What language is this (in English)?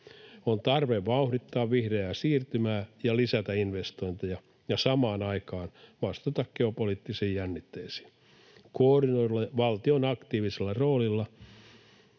Finnish